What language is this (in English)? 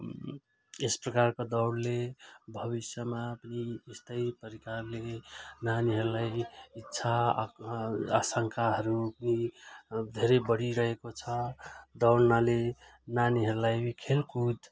Nepali